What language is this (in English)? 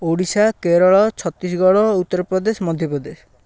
Odia